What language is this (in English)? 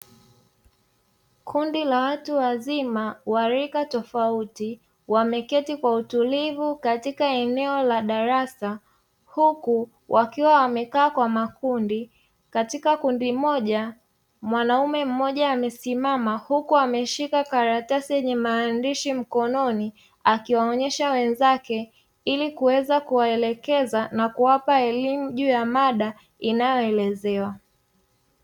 Swahili